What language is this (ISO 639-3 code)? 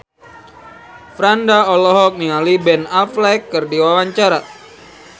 sun